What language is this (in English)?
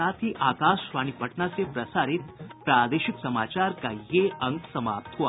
Hindi